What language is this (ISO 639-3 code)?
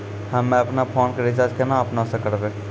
mai